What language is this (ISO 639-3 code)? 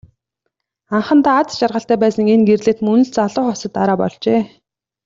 mon